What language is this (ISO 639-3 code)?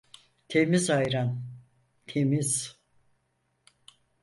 tur